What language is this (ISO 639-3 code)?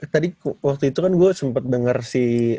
ind